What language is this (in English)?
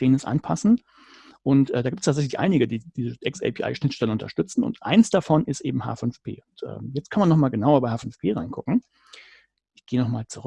German